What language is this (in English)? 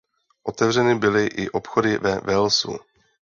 Czech